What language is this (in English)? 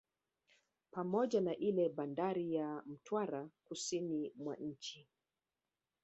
Swahili